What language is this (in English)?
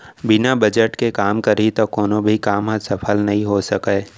Chhattisgarhi